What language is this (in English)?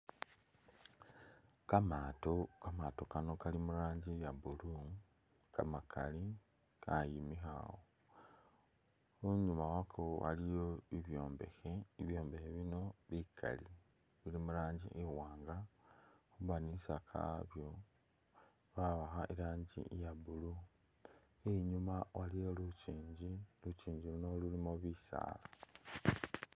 Masaaba